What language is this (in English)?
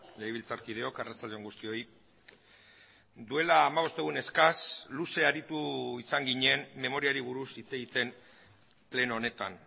Basque